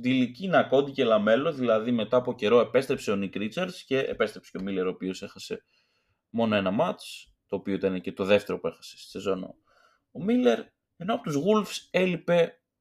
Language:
Greek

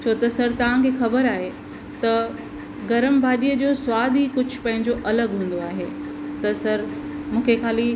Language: Sindhi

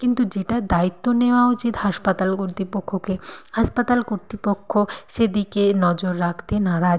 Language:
Bangla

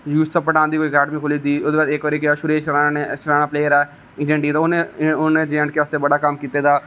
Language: Dogri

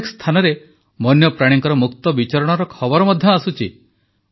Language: Odia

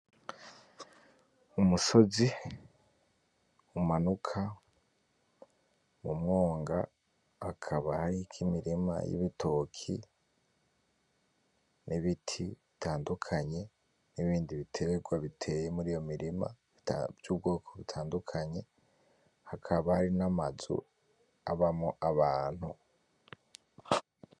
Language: Rundi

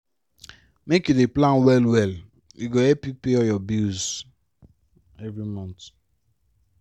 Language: Nigerian Pidgin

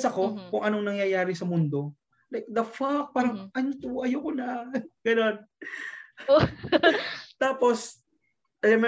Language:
Filipino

